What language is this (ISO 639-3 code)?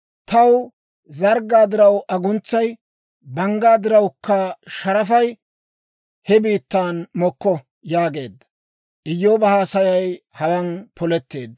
dwr